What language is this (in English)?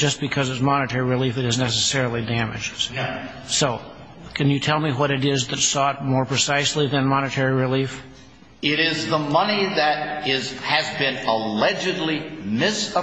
English